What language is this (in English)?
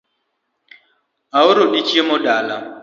Luo (Kenya and Tanzania)